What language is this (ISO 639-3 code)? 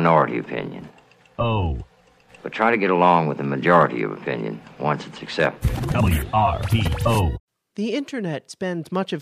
eng